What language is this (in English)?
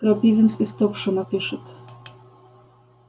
Russian